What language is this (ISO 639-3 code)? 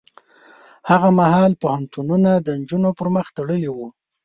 pus